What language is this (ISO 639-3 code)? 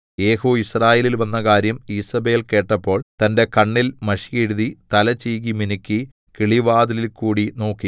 mal